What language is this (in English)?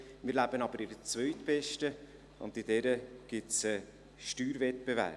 Swiss German